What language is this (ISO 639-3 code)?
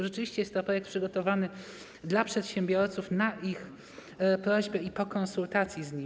pol